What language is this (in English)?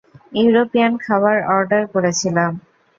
Bangla